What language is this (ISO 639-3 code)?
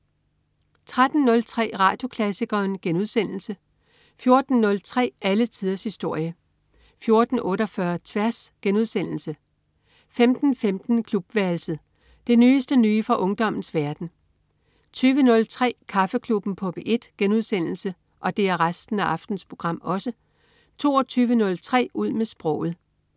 dan